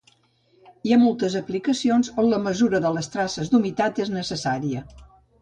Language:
Catalan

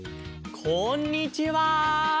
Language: Japanese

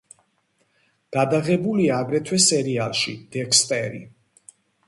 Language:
Georgian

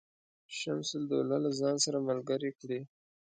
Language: Pashto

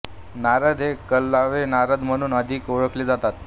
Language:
Marathi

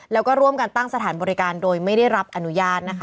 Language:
Thai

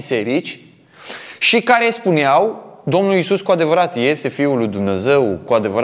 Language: Romanian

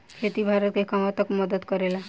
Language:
Bhojpuri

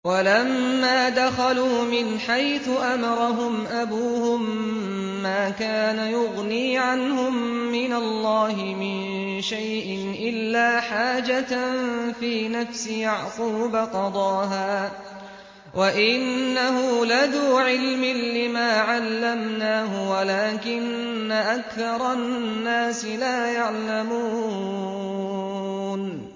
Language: Arabic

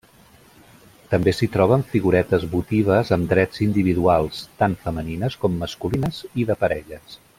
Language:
Catalan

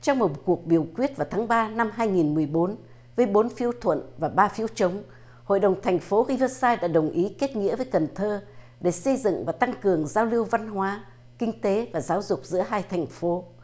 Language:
Vietnamese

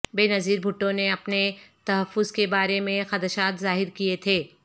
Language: Urdu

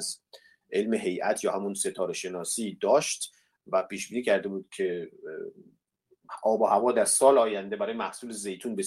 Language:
Persian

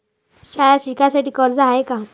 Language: Marathi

